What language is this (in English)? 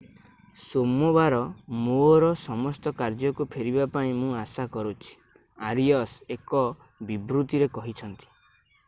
Odia